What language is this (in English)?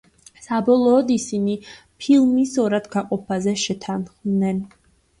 Georgian